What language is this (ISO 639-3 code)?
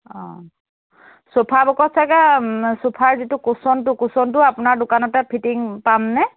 asm